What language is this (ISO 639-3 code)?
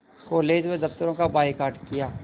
hin